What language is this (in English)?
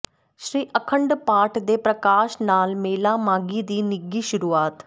Punjabi